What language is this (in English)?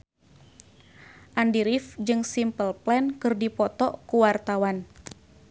Sundanese